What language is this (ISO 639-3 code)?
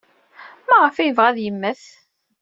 kab